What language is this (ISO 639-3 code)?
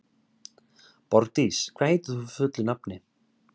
isl